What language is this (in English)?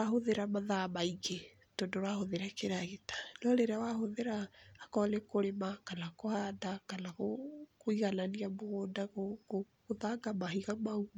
Kikuyu